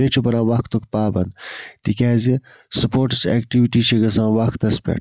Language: Kashmiri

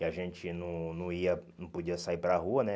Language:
Portuguese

